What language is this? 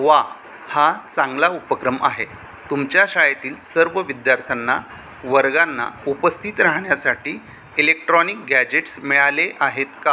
Marathi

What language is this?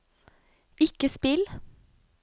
Norwegian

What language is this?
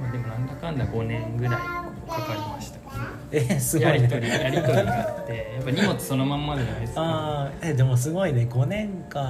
Japanese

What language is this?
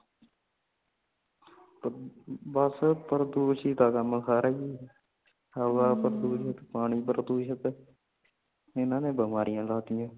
Punjabi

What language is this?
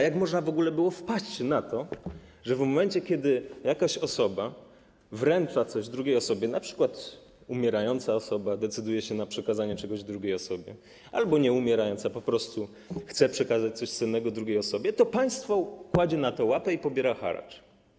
Polish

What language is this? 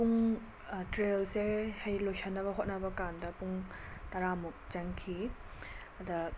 Manipuri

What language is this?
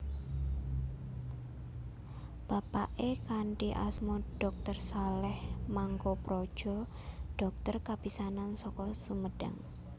Javanese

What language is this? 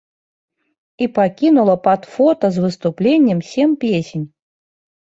Belarusian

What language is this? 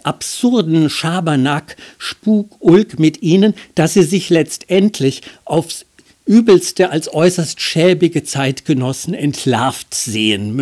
German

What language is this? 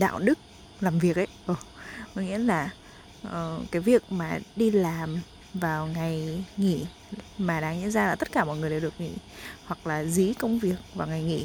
Vietnamese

